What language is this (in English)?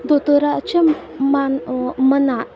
Konkani